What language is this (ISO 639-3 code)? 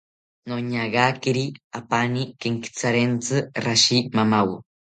cpy